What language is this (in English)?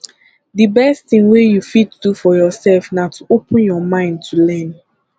Nigerian Pidgin